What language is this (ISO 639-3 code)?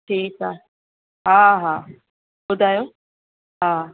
snd